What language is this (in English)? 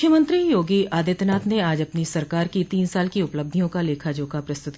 Hindi